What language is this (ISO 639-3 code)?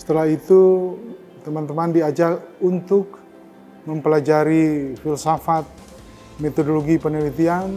ind